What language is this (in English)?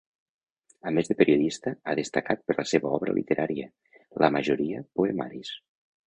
Catalan